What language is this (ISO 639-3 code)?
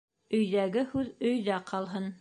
bak